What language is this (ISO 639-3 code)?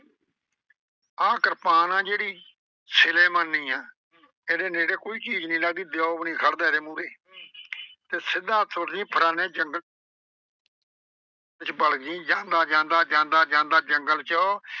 pan